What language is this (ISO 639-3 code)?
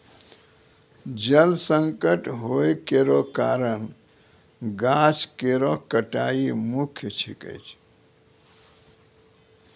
mai